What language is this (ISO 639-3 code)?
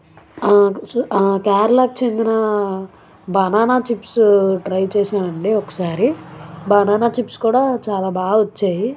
tel